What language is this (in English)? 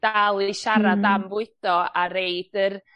Welsh